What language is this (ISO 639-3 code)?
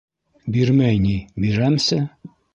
bak